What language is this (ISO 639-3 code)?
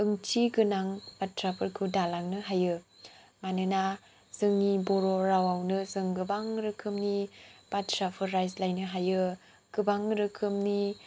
brx